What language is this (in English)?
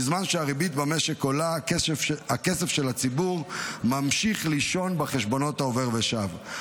Hebrew